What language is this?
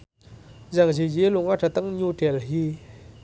Javanese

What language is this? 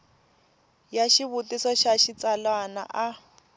Tsonga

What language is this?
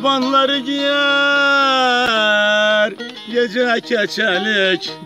Turkish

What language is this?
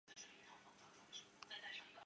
Chinese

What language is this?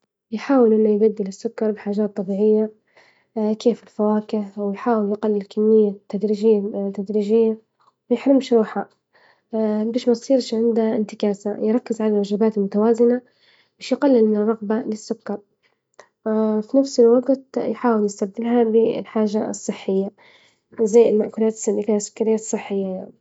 Libyan Arabic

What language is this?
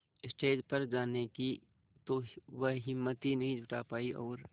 Hindi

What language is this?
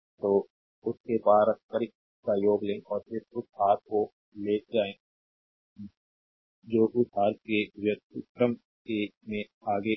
Hindi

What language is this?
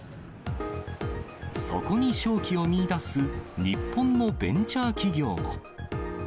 Japanese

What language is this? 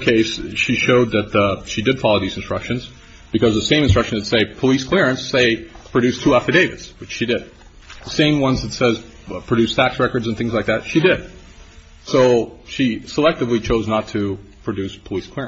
English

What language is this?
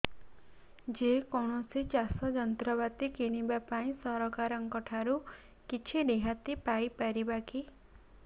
Odia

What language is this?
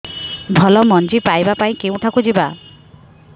Odia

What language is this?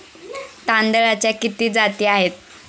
Marathi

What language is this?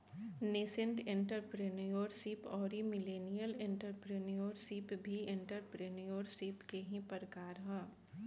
Bhojpuri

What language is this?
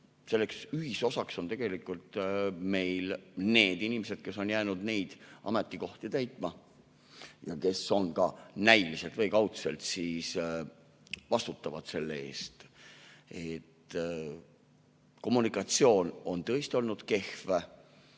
Estonian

